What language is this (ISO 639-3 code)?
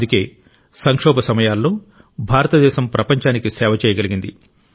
tel